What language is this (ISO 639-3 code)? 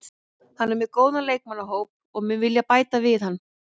isl